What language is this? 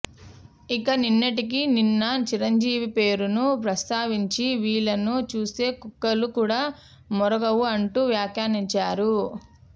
Telugu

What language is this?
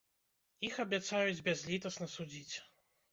Belarusian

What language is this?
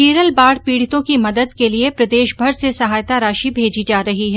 Hindi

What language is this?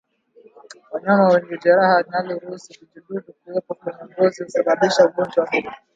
Swahili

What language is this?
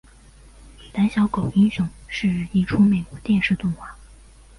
Chinese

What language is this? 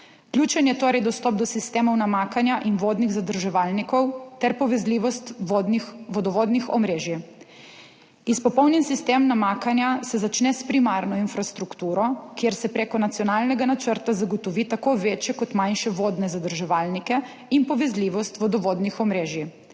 Slovenian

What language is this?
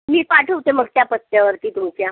Marathi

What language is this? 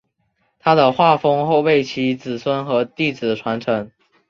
Chinese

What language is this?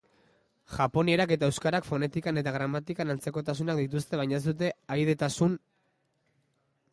Basque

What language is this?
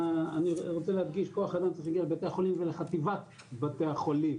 Hebrew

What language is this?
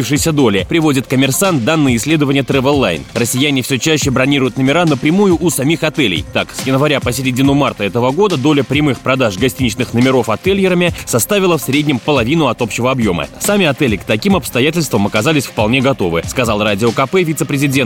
Russian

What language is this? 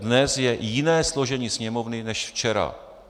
Czech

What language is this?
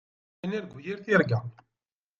Kabyle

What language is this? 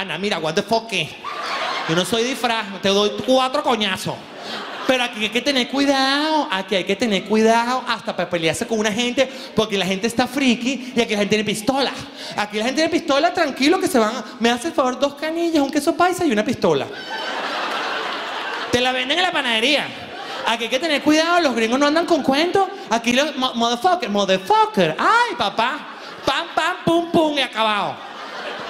Spanish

